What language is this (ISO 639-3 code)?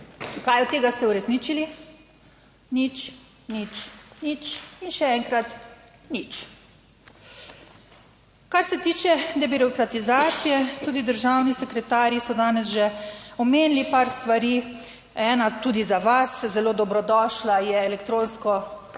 slv